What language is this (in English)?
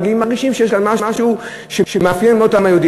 Hebrew